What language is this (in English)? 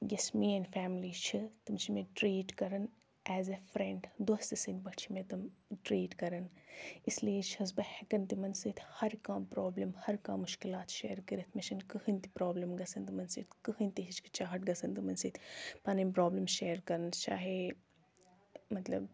Kashmiri